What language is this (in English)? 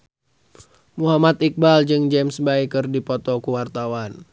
Sundanese